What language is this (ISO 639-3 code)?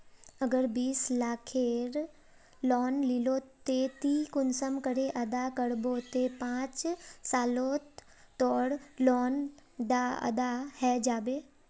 mag